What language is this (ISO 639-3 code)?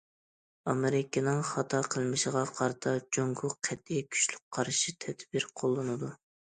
uig